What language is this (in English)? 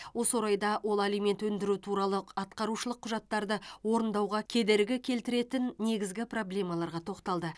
Kazakh